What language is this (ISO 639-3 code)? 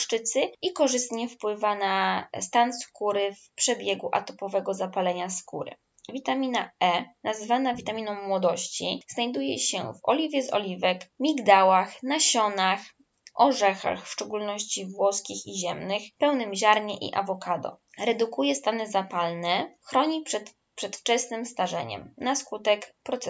pol